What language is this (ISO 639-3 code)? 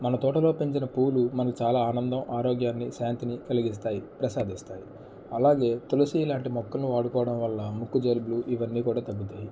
tel